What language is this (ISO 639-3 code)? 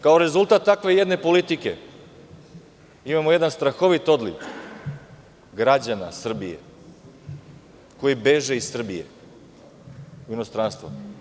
srp